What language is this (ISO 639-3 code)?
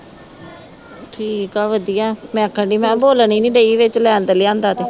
pan